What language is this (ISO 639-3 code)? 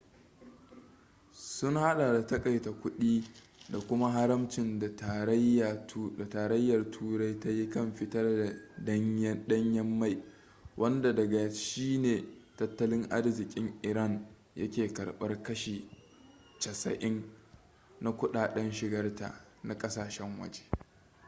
hau